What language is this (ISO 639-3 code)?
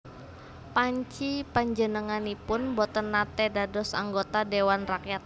jav